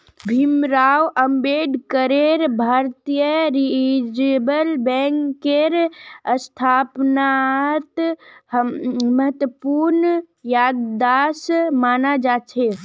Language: Magahi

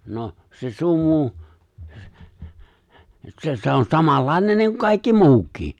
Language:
Finnish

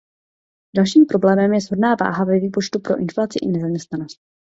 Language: Czech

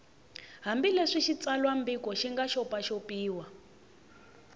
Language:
Tsonga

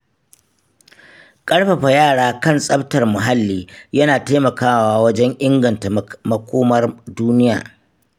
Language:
Hausa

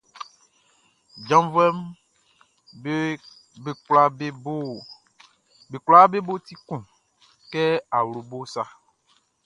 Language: Baoulé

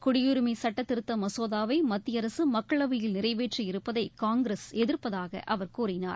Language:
Tamil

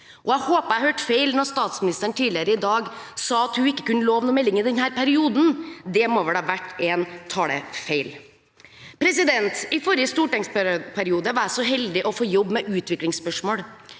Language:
Norwegian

